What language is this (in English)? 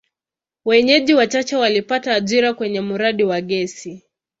Swahili